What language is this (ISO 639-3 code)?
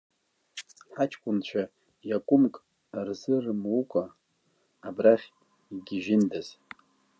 abk